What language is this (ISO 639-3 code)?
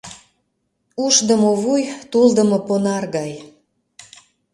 chm